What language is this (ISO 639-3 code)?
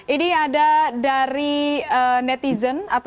ind